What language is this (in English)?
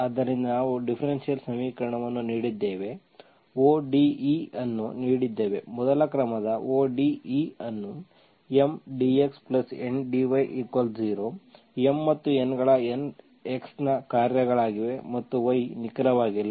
Kannada